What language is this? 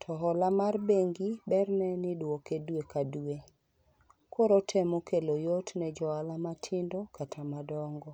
Luo (Kenya and Tanzania)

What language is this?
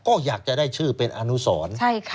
Thai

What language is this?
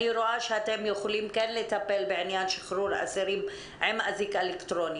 Hebrew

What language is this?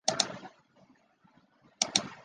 Chinese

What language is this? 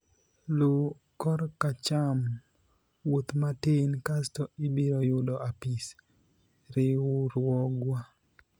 Luo (Kenya and Tanzania)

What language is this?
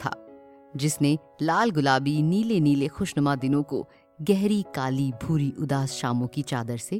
Hindi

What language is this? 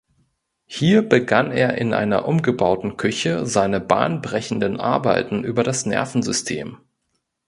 German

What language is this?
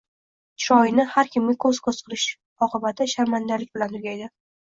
Uzbek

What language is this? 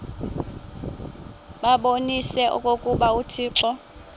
Xhosa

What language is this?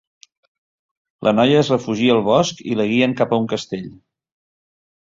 Catalan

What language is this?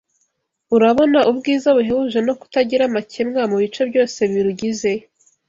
Kinyarwanda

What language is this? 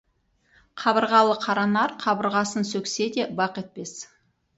Kazakh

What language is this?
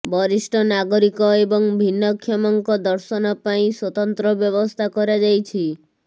Odia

